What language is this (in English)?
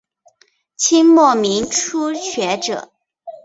Chinese